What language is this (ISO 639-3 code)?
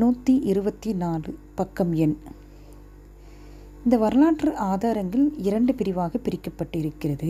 tam